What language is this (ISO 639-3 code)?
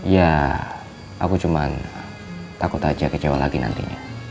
ind